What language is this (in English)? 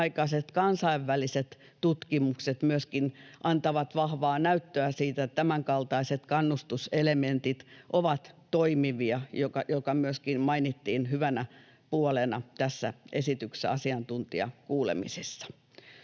Finnish